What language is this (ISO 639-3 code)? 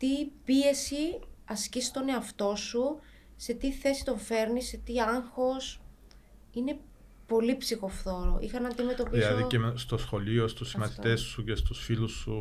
ell